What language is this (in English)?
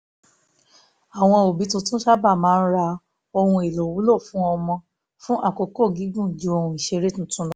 Yoruba